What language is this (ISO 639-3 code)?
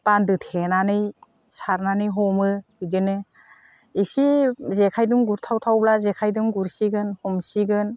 brx